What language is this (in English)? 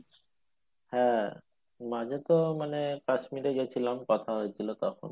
Bangla